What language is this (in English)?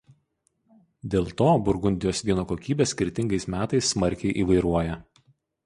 Lithuanian